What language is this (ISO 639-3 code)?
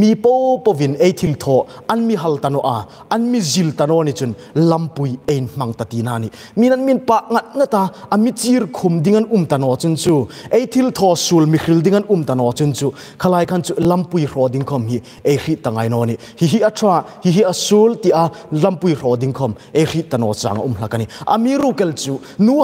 tha